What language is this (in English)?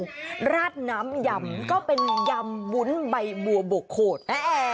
Thai